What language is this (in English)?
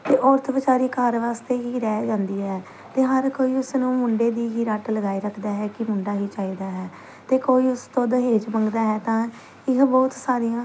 Punjabi